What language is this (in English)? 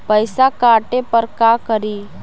Magahi